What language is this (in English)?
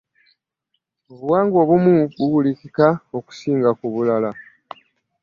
Ganda